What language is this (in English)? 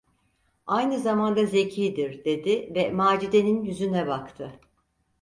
Turkish